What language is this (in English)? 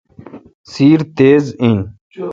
Kalkoti